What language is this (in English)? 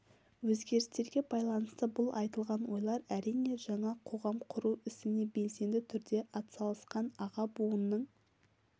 Kazakh